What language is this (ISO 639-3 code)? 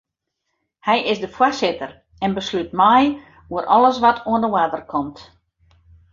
fry